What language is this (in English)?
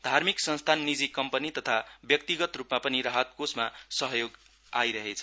Nepali